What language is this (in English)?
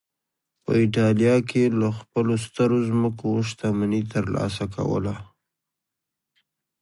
Pashto